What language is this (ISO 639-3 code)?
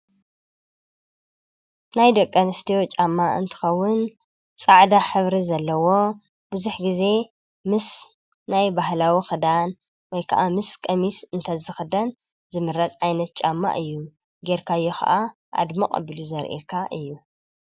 tir